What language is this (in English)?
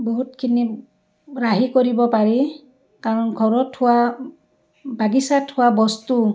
Assamese